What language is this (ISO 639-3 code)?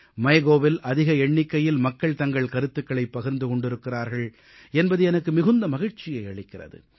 tam